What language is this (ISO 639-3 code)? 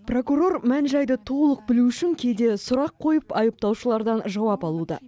kaz